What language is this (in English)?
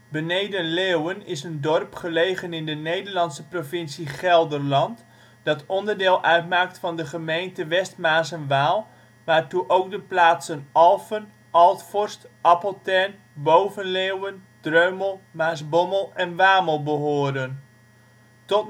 Dutch